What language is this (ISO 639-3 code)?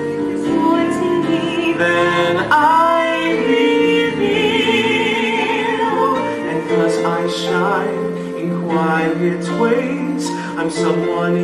eng